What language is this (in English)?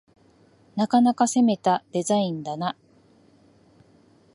Japanese